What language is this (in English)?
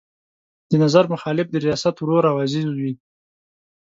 Pashto